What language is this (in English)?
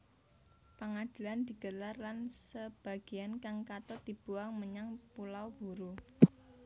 Javanese